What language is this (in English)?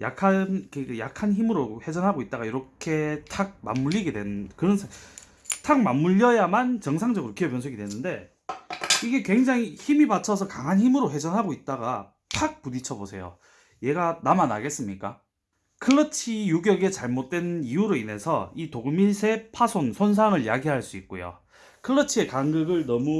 Korean